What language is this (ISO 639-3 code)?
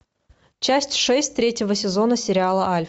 rus